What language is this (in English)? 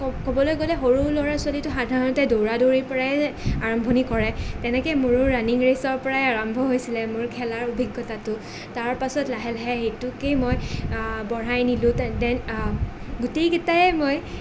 Assamese